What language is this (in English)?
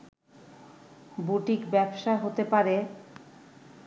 Bangla